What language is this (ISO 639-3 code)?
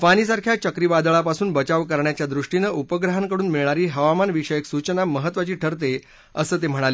mar